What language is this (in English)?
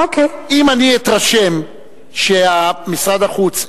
Hebrew